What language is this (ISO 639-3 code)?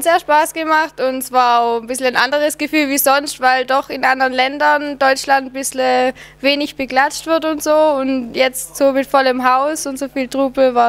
deu